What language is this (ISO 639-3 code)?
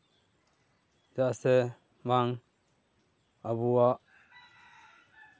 sat